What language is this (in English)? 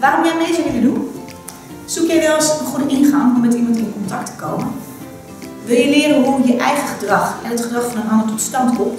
Dutch